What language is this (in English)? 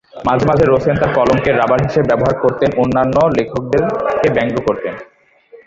Bangla